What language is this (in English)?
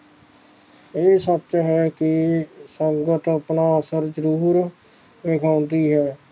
Punjabi